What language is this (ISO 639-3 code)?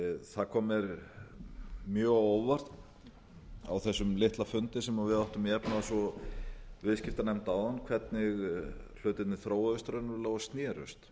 isl